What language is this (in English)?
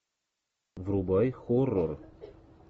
Russian